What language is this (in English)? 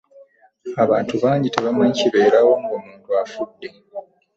Ganda